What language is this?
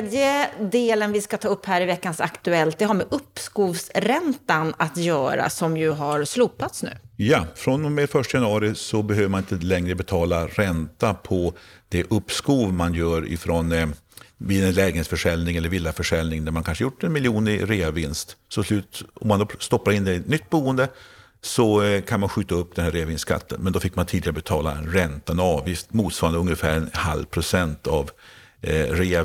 Swedish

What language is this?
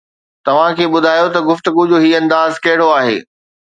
Sindhi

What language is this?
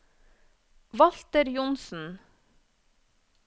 Norwegian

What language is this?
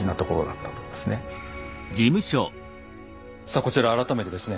Japanese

